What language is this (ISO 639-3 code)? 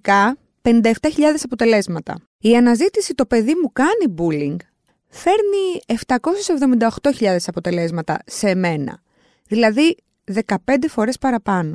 ell